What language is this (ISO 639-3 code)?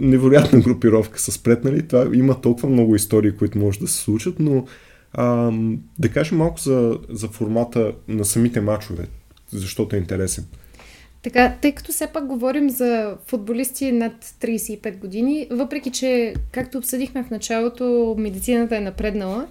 bul